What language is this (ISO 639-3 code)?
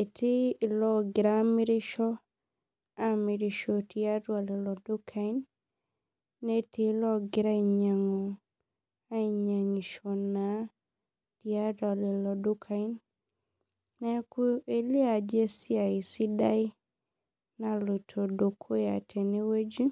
mas